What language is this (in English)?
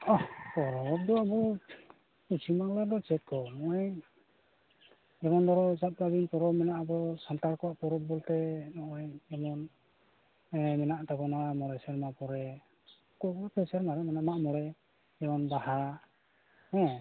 Santali